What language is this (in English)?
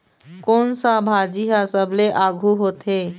Chhattisgarhi